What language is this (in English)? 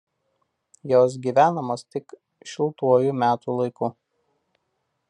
Lithuanian